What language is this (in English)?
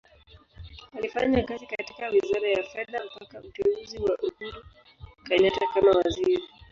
Swahili